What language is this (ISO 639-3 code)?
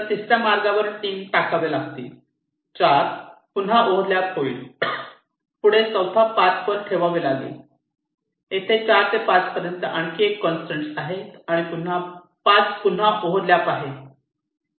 mar